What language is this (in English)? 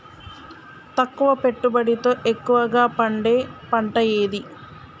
Telugu